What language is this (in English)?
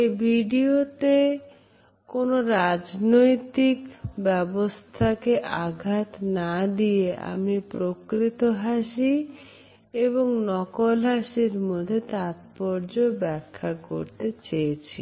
Bangla